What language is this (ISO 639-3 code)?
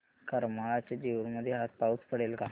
mar